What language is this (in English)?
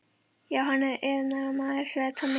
Icelandic